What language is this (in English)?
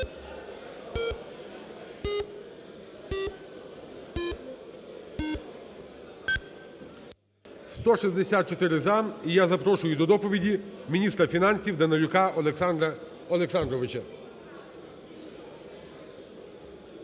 Ukrainian